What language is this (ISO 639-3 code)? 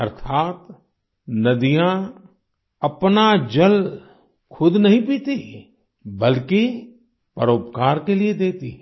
hin